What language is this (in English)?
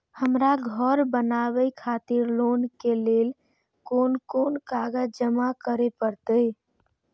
Maithili